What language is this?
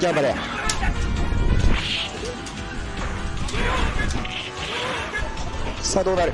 Japanese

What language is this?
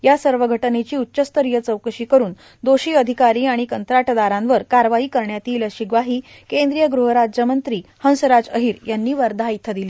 Marathi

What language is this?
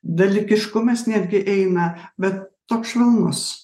Lithuanian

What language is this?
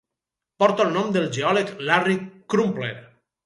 Catalan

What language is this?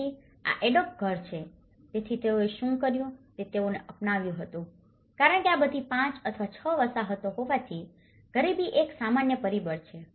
Gujarati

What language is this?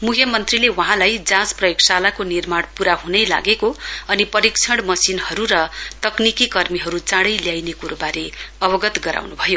Nepali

